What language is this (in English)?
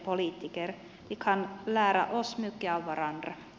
Finnish